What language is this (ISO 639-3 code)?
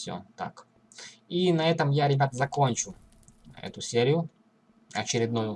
rus